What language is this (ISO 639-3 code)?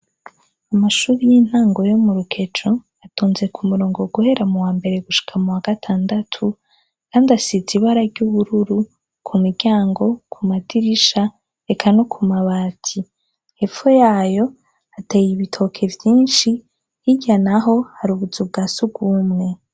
run